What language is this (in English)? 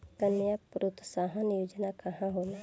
Bhojpuri